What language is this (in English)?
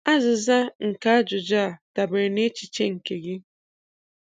Igbo